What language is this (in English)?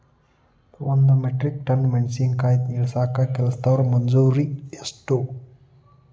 Kannada